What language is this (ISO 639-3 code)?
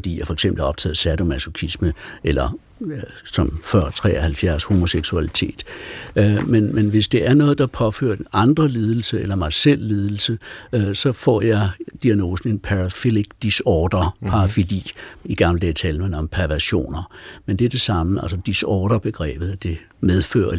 dan